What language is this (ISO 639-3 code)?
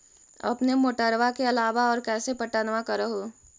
mag